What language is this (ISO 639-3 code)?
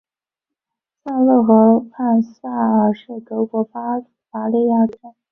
zho